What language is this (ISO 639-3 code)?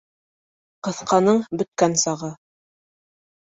bak